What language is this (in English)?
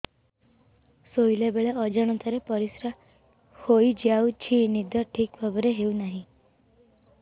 Odia